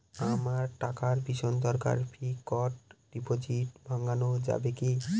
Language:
Bangla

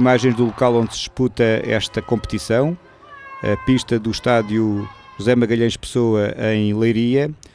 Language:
Portuguese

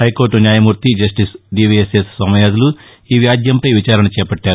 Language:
Telugu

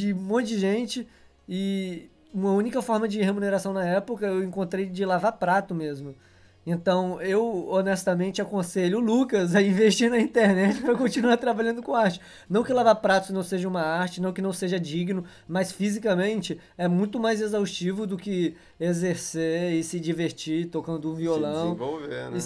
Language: Portuguese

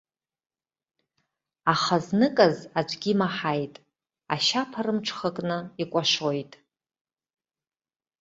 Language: Abkhazian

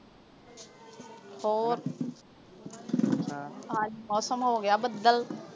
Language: Punjabi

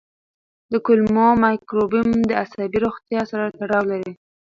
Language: Pashto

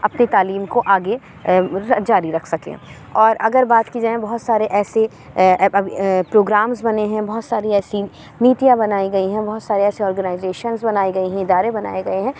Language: Urdu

